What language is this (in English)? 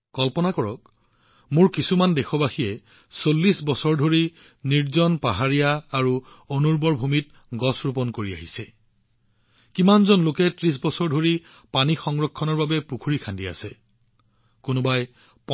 Assamese